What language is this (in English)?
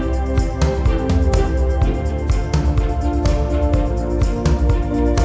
Vietnamese